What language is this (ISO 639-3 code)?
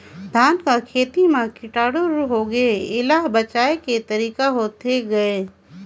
hne